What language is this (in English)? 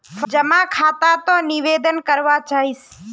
Magahi